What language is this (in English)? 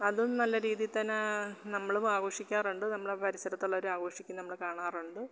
Malayalam